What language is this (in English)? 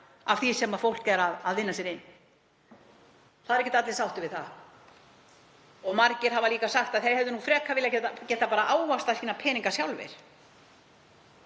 Icelandic